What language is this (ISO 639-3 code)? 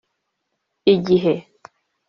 kin